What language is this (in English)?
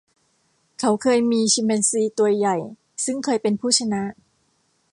Thai